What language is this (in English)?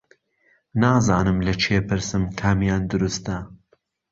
Central Kurdish